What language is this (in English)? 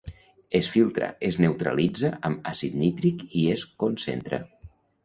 Catalan